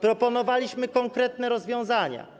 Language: Polish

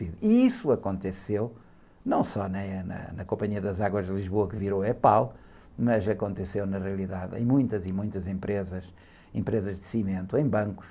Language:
Portuguese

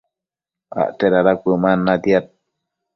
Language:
Matsés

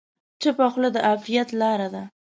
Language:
Pashto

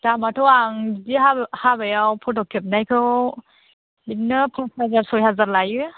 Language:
Bodo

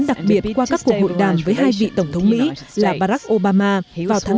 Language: Vietnamese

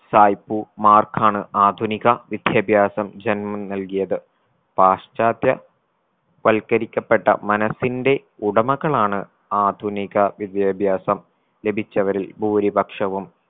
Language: Malayalam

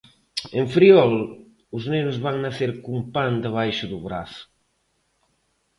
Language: Galician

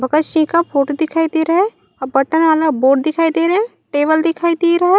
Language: Chhattisgarhi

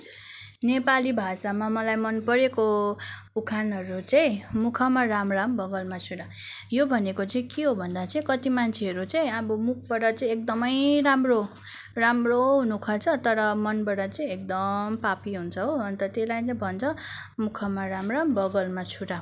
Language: Nepali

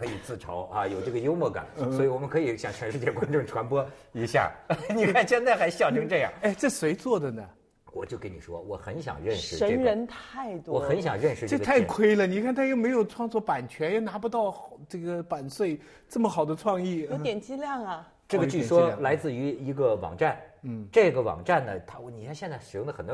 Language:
Chinese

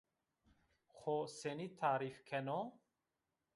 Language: Zaza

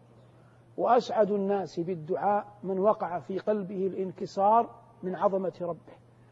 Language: Arabic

